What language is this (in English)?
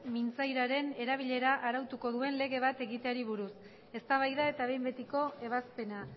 Basque